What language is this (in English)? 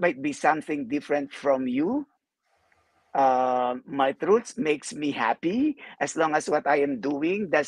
Filipino